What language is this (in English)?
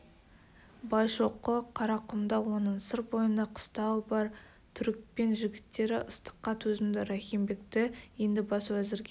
Kazakh